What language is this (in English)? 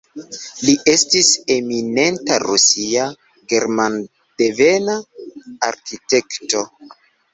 Esperanto